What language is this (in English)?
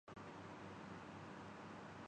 Urdu